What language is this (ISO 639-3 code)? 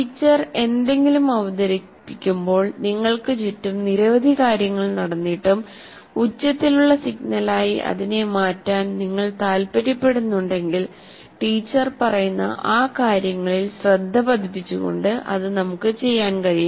mal